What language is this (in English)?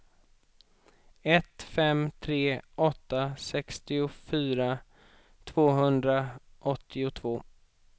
Swedish